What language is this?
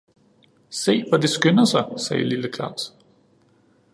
Danish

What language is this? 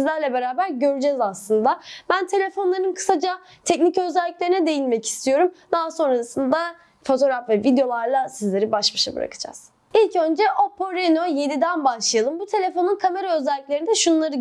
Turkish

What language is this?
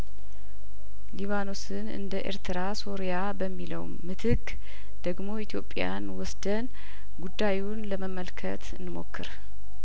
Amharic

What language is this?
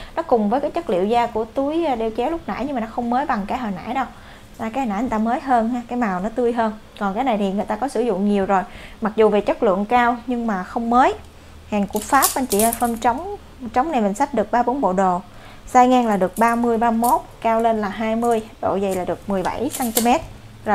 Vietnamese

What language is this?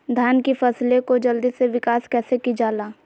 Magahi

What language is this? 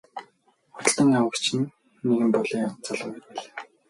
Mongolian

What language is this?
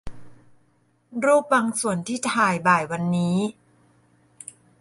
Thai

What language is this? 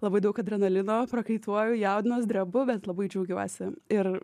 Lithuanian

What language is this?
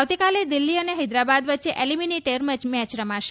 Gujarati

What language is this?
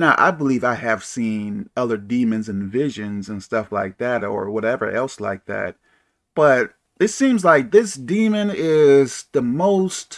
English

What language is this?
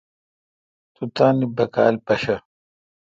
Kalkoti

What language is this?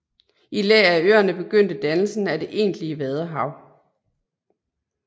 Danish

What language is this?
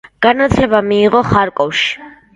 Georgian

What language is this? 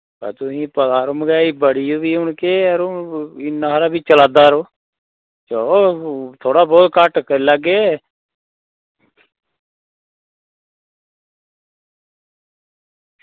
Dogri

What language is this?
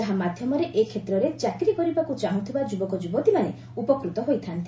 Odia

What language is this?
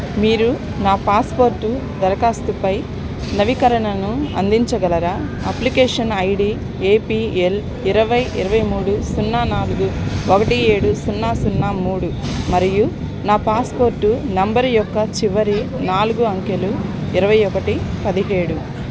Telugu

